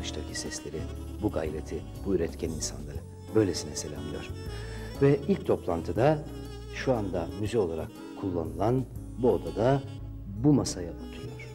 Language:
Turkish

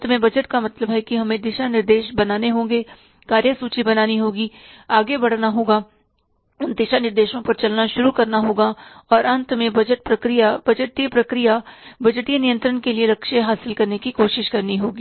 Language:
Hindi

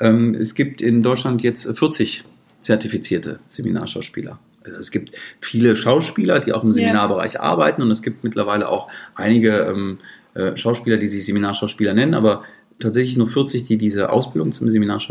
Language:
German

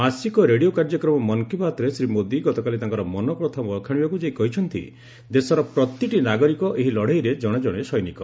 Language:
Odia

